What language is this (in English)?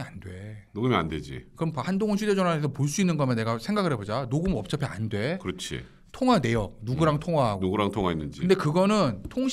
Korean